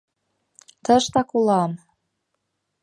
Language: Mari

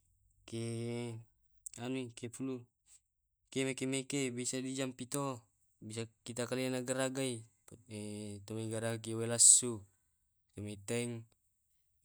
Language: Tae'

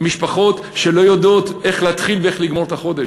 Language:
Hebrew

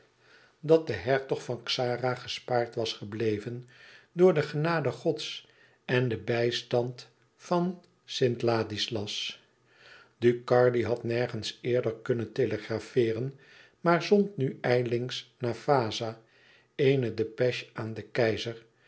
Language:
Dutch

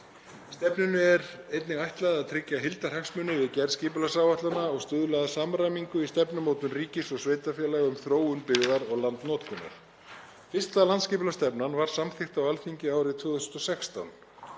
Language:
Icelandic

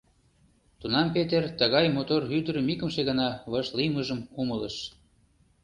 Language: Mari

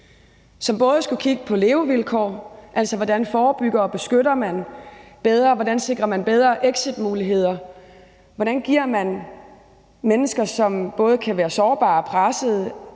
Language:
Danish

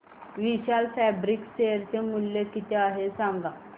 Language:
Marathi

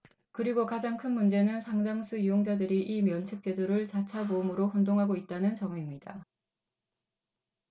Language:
Korean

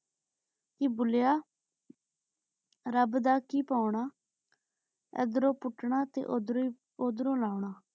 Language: Punjabi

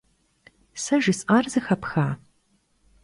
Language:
Kabardian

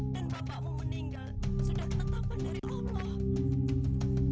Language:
Indonesian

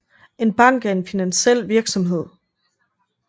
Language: Danish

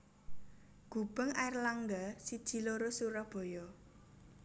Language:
Javanese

